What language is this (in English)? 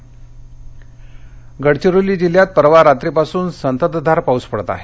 Marathi